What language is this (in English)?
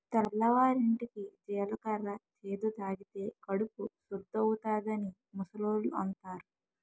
Telugu